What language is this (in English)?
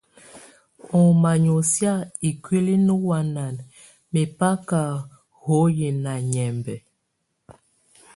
Tunen